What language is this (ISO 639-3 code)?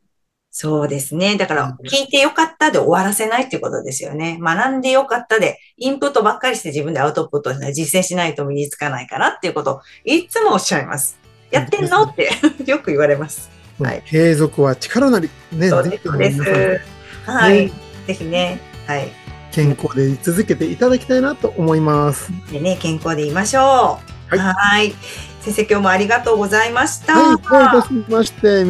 jpn